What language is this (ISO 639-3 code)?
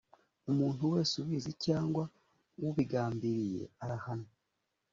kin